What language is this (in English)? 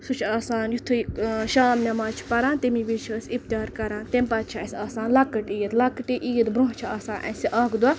Kashmiri